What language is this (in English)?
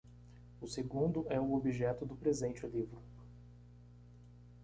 Portuguese